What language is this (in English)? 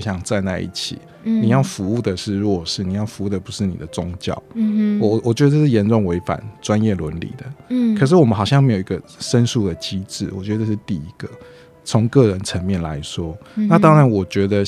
Chinese